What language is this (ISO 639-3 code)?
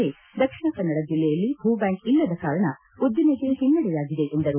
kan